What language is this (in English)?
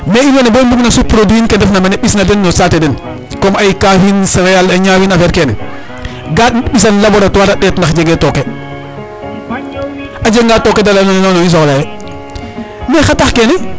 Serer